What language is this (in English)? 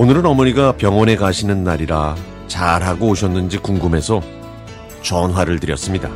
Korean